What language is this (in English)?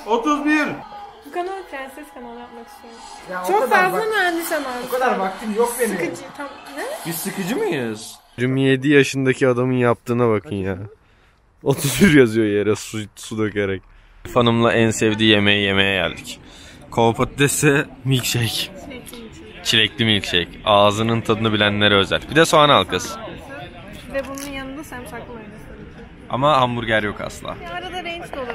Turkish